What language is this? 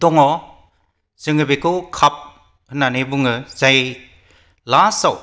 Bodo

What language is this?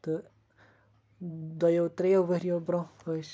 Kashmiri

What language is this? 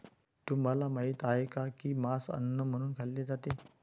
Marathi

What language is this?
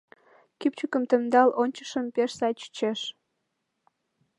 Mari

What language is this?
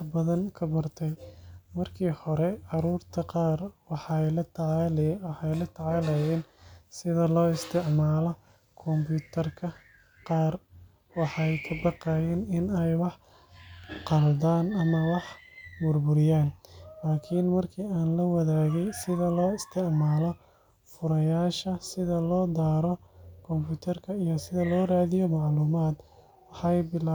Somali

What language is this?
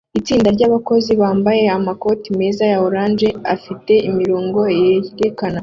Kinyarwanda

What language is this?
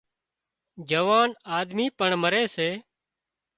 Wadiyara Koli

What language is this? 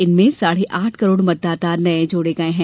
Hindi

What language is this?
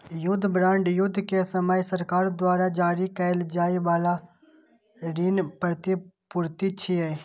Maithili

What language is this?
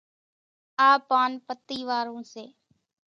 Kachi Koli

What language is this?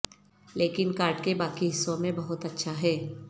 Urdu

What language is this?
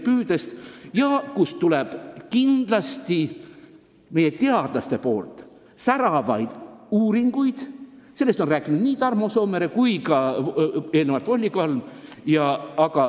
Estonian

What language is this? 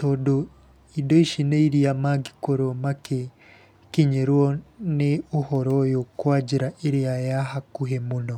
Kikuyu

